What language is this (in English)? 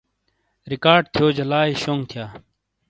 Shina